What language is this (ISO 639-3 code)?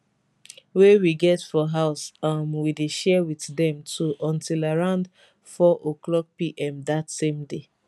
pcm